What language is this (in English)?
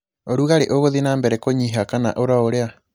Kikuyu